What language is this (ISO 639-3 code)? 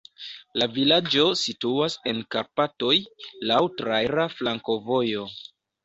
epo